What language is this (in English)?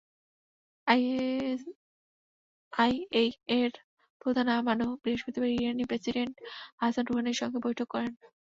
Bangla